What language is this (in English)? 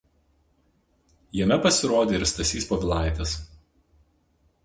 Lithuanian